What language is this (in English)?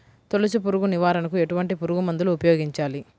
Telugu